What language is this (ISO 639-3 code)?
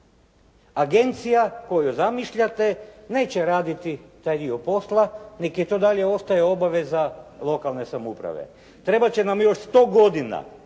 hrv